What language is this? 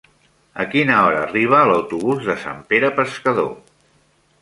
Catalan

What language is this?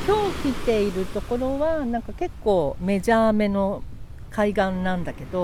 Japanese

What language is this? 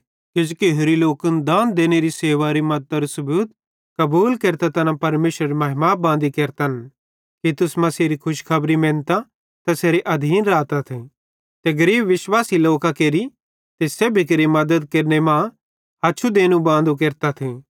Bhadrawahi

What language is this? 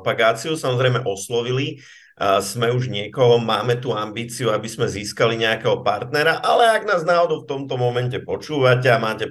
Slovak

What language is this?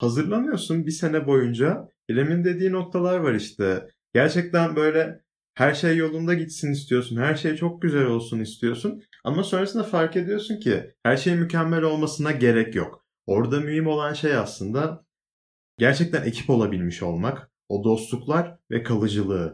Turkish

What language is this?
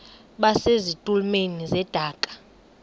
Xhosa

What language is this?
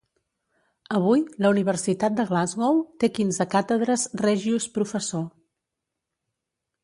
Catalan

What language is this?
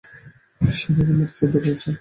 Bangla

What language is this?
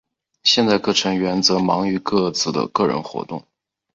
Chinese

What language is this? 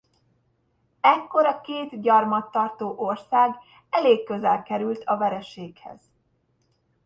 Hungarian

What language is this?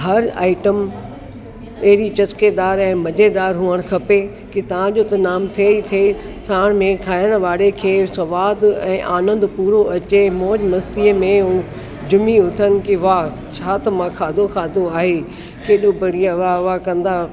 Sindhi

